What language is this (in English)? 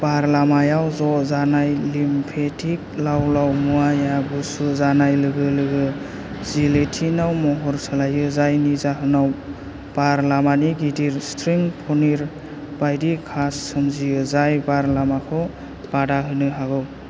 Bodo